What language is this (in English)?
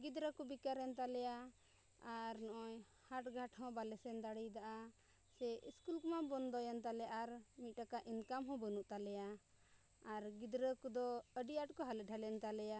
Santali